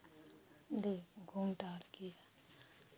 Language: Hindi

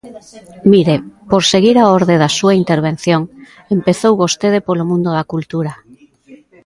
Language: Galician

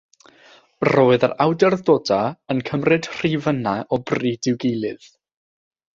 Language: Welsh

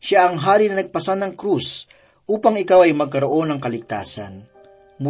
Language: Filipino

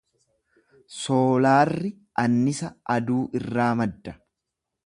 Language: Oromo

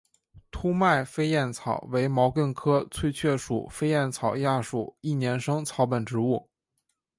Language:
Chinese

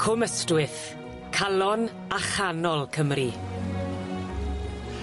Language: Welsh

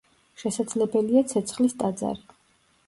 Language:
Georgian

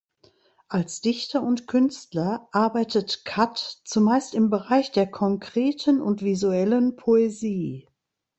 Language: German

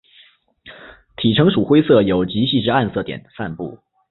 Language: Chinese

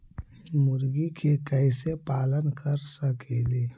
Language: Magahi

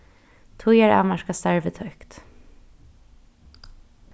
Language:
Faroese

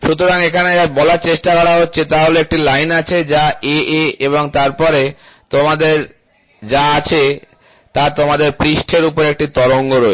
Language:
Bangla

